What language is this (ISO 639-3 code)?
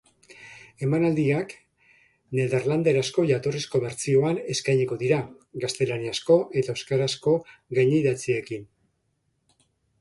eus